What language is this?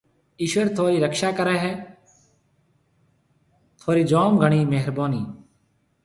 Marwari (Pakistan)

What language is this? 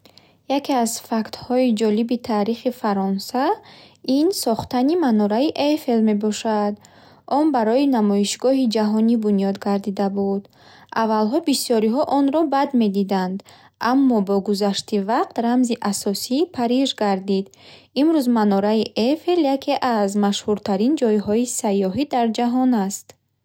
Bukharic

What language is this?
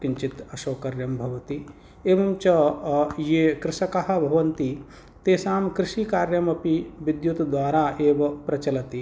Sanskrit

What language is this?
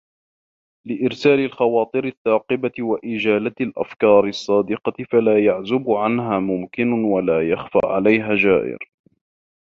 Arabic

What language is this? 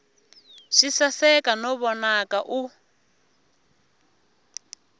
Tsonga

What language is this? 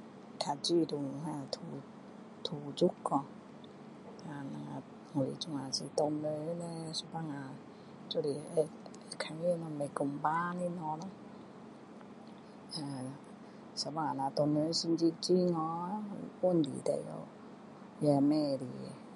Min Dong Chinese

